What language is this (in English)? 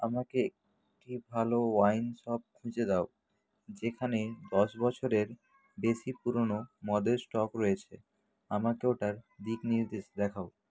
Bangla